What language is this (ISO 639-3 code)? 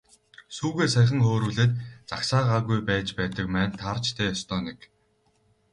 mon